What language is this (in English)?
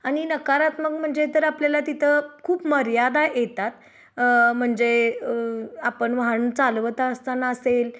Marathi